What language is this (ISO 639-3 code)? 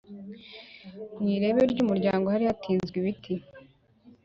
kin